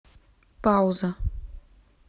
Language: Russian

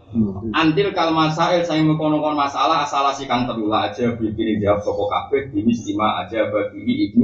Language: Malay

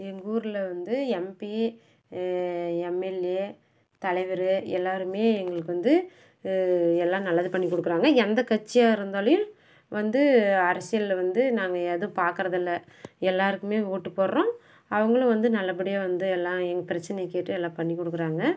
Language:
Tamil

